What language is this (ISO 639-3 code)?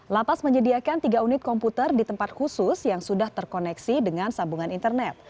ind